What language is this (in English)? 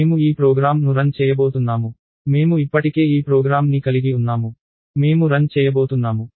Telugu